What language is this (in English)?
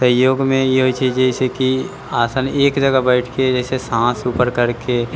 Maithili